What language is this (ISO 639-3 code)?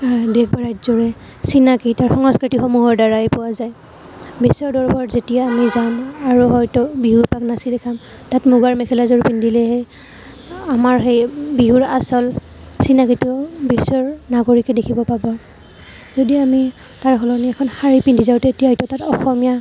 asm